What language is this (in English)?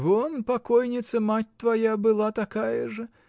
Russian